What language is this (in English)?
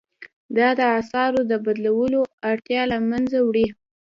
Pashto